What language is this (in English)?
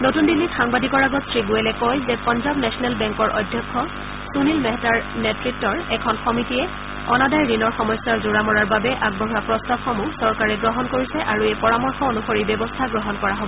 Assamese